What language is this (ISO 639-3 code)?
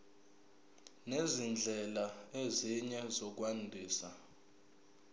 zul